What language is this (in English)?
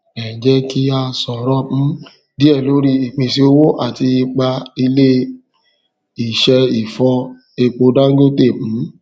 Yoruba